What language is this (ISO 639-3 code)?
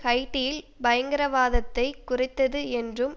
tam